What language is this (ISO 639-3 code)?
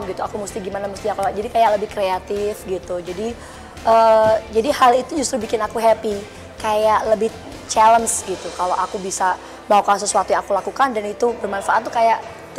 ind